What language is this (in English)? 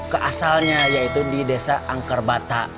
Indonesian